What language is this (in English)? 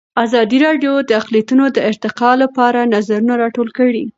Pashto